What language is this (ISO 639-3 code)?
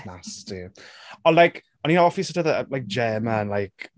cym